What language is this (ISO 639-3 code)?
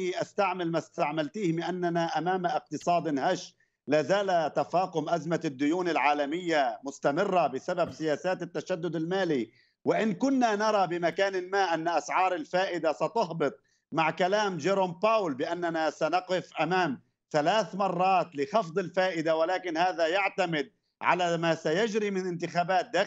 ara